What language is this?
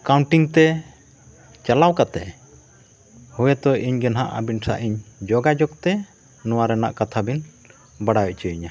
Santali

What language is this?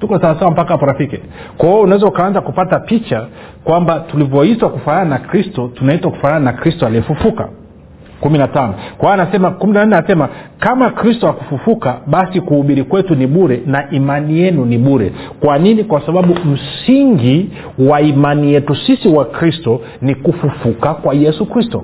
Swahili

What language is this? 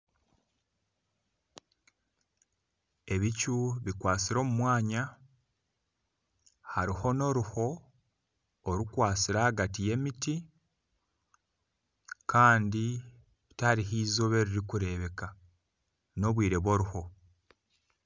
Nyankole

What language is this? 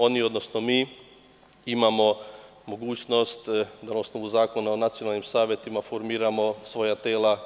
Serbian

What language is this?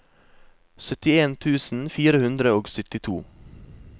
Norwegian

